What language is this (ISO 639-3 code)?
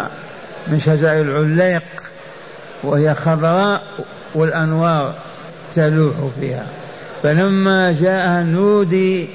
ara